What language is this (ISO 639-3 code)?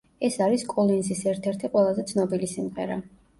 kat